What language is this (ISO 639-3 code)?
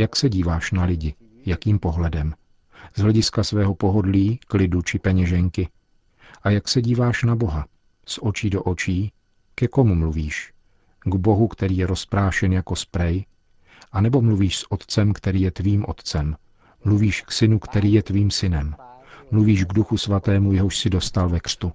ces